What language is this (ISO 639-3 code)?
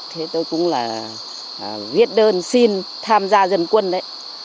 vie